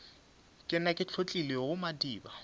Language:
Northern Sotho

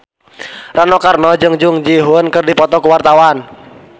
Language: Sundanese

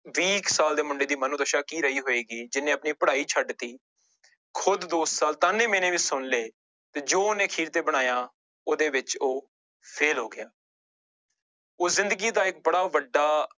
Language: Punjabi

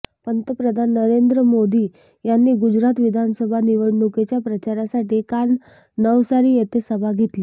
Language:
Marathi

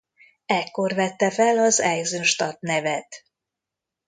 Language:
Hungarian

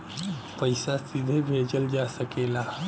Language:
Bhojpuri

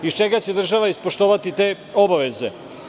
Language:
Serbian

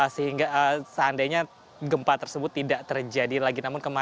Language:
Indonesian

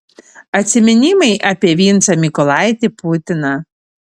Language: Lithuanian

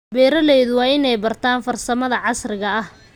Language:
Somali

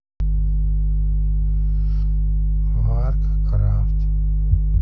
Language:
Russian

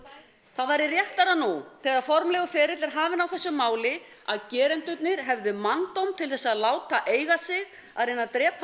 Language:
Icelandic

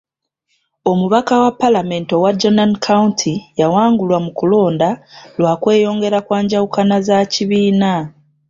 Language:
Ganda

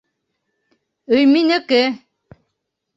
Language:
Bashkir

